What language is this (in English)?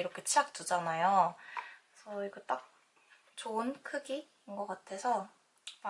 Korean